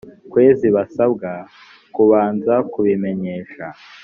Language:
Kinyarwanda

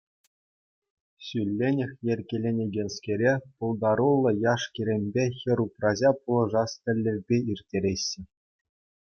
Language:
Chuvash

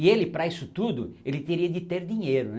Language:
Portuguese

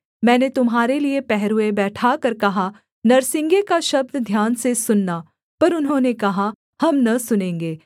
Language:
Hindi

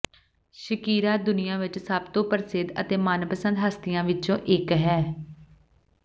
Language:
Punjabi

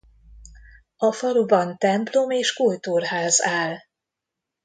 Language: Hungarian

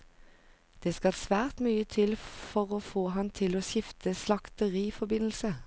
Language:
Norwegian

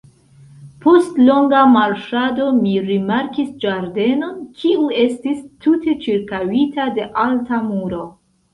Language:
Esperanto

